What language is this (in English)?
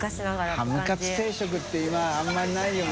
Japanese